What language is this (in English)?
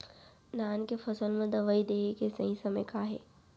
Chhattisgarhi